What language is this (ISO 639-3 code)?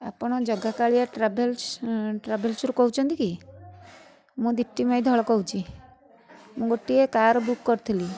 ori